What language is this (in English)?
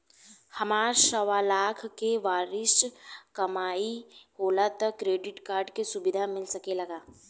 Bhojpuri